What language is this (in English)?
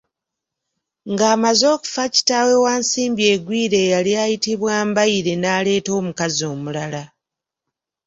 Ganda